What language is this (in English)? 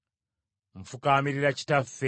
Ganda